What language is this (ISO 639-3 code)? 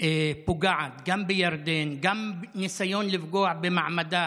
heb